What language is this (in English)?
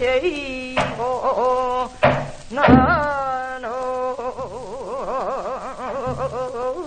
Arabic